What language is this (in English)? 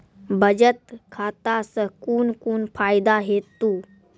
Maithili